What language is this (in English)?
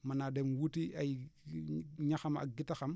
Wolof